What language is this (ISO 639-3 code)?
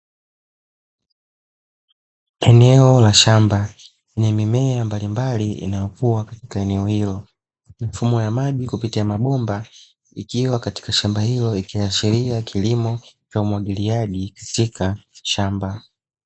swa